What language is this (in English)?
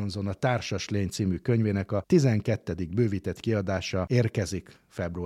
Hungarian